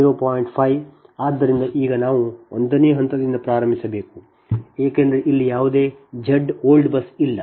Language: Kannada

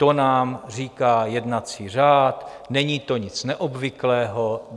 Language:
Czech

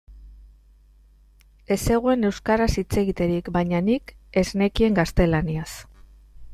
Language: Basque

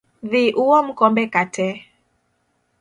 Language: Luo (Kenya and Tanzania)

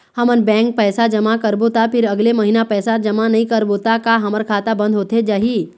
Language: Chhattisgarhi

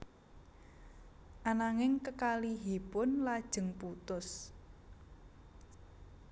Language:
Javanese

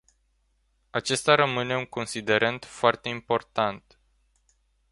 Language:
Romanian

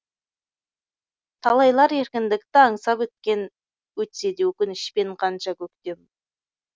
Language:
Kazakh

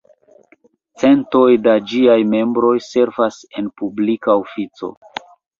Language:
Esperanto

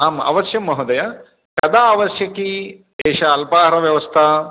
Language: Sanskrit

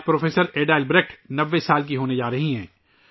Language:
Urdu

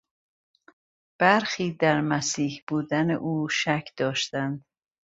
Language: Persian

